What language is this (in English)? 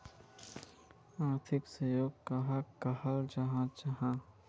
Magahi